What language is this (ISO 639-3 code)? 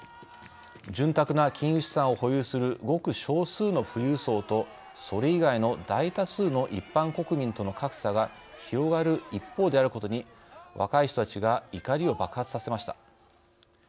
jpn